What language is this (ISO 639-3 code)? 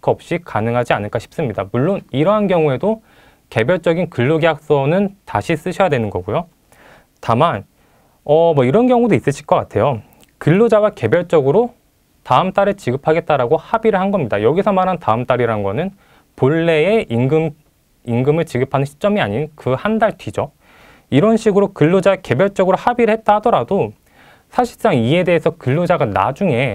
kor